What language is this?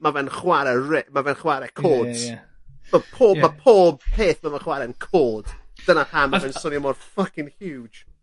Welsh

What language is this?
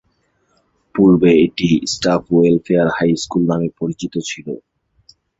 Bangla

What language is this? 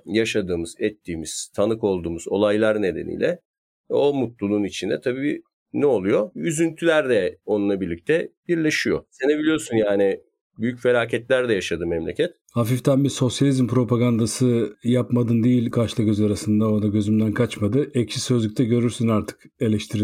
Turkish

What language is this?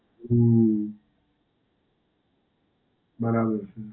Gujarati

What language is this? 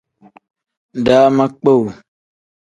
Tem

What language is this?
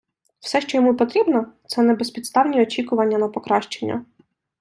Ukrainian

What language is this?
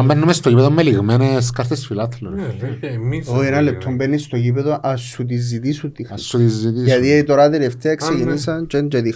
Greek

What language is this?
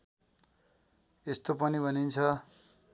Nepali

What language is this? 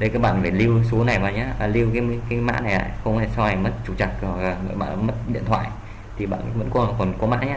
Vietnamese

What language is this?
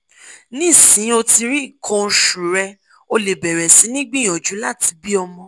Yoruba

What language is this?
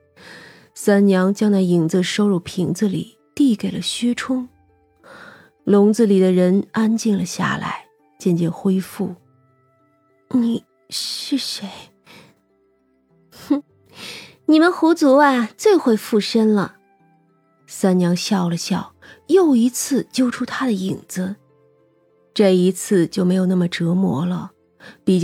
Chinese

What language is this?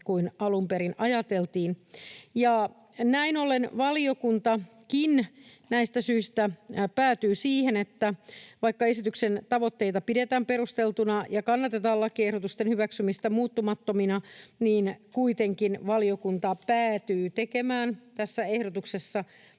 Finnish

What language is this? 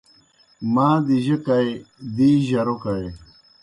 Kohistani Shina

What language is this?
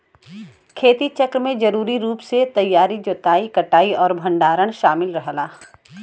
Bhojpuri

